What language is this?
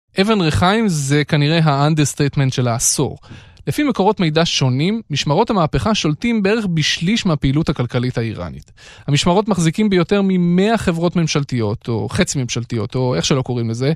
Hebrew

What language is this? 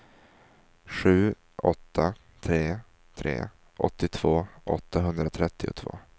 Swedish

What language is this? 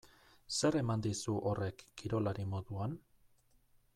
Basque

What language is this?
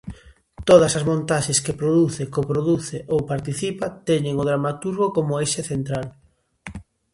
Galician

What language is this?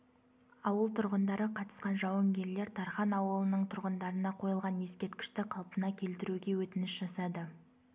Kazakh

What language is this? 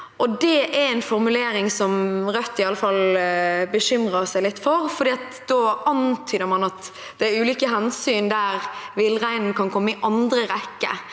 Norwegian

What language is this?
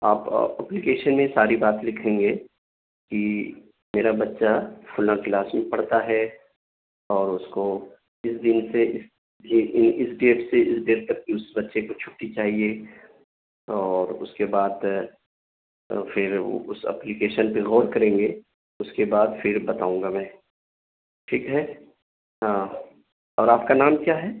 Urdu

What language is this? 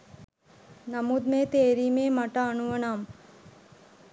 Sinhala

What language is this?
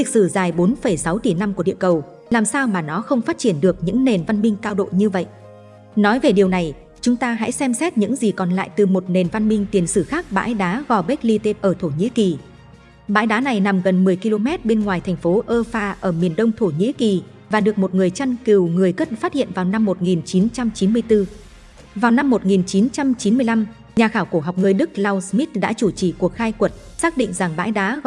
Vietnamese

